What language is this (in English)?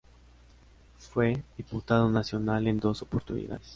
Spanish